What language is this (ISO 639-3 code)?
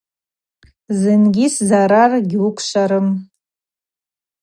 abq